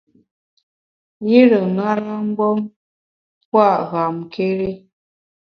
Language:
Bamun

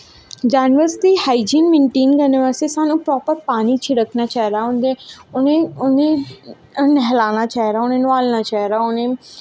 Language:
Dogri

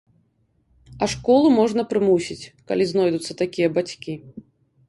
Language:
Belarusian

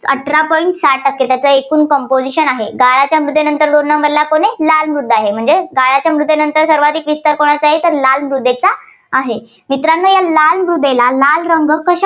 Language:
Marathi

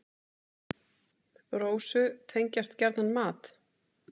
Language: Icelandic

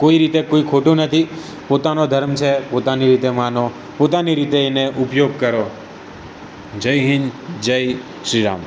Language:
Gujarati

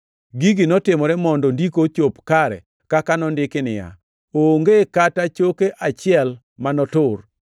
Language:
Luo (Kenya and Tanzania)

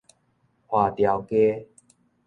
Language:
Min Nan Chinese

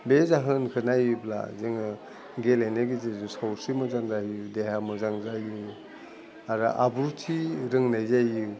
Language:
Bodo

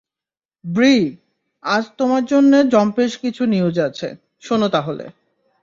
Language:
Bangla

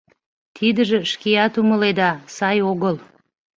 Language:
Mari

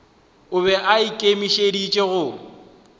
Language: Northern Sotho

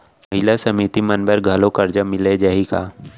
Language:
Chhattisgarhi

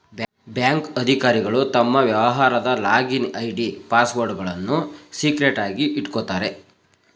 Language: Kannada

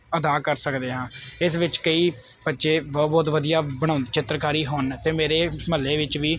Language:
Punjabi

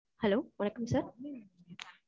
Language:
Tamil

